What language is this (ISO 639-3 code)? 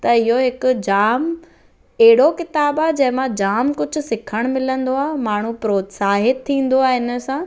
snd